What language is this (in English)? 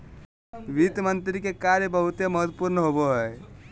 Magahi